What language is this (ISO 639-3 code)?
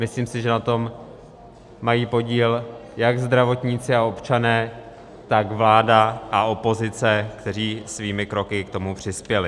ces